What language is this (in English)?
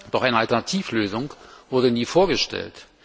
German